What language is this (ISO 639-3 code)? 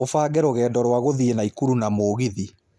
kik